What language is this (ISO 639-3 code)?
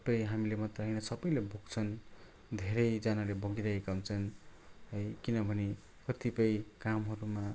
nep